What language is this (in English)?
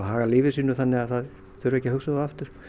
Icelandic